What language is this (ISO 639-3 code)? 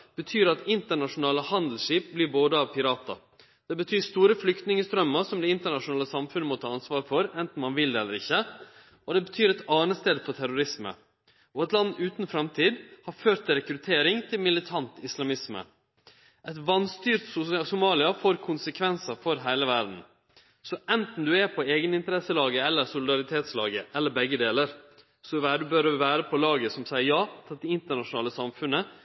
nno